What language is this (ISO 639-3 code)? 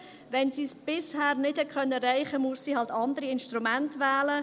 gsw